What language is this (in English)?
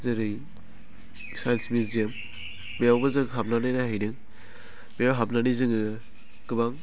Bodo